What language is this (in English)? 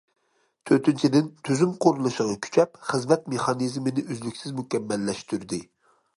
Uyghur